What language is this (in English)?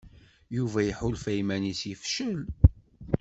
Kabyle